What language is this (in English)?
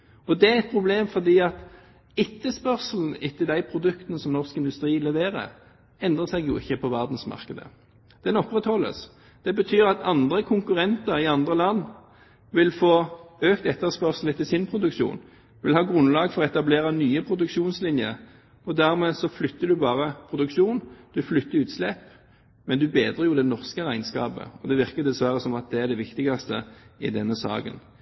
Norwegian Bokmål